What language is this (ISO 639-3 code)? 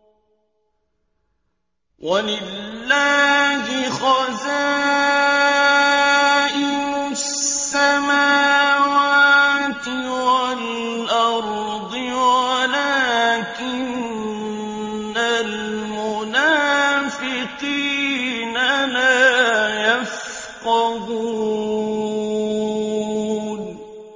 ara